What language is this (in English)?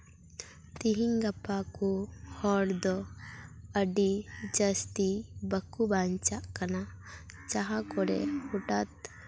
Santali